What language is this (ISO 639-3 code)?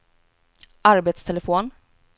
swe